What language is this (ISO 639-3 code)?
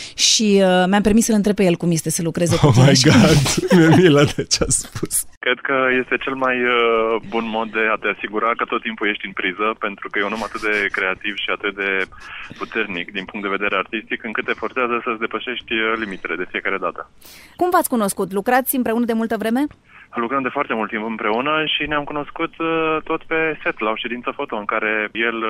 ron